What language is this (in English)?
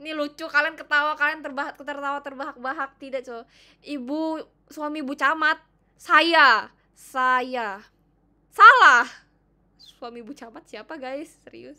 Indonesian